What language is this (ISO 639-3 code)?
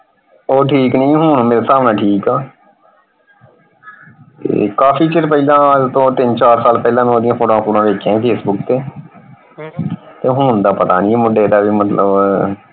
pan